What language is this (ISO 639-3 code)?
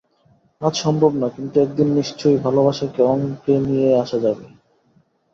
ben